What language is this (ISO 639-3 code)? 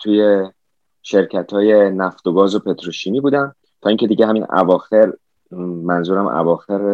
fas